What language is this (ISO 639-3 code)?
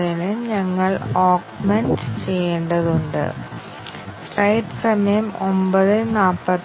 mal